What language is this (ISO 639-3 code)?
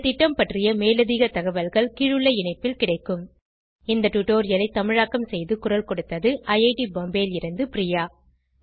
tam